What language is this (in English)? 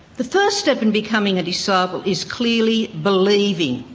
English